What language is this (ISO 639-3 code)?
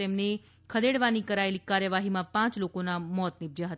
guj